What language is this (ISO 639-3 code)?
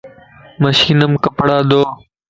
lss